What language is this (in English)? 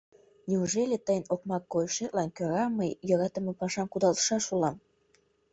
Mari